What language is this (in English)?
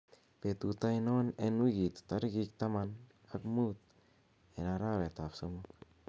Kalenjin